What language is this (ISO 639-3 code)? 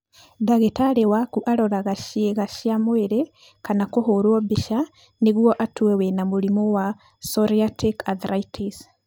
kik